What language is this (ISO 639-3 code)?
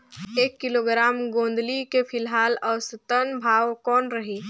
hne